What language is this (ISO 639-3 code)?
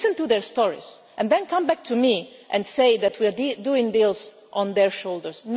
eng